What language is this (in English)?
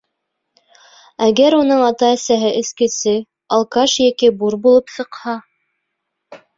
Bashkir